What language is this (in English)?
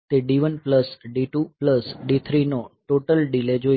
Gujarati